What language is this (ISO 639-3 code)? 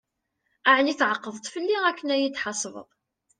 kab